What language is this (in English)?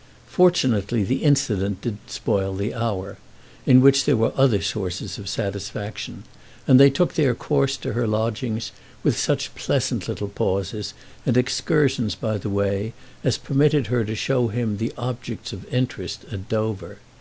English